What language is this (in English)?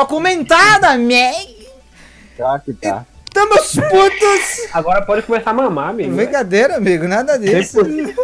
Portuguese